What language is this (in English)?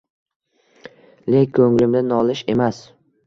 Uzbek